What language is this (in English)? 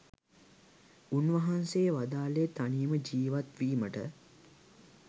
Sinhala